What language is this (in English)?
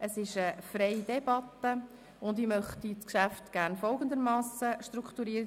Swiss German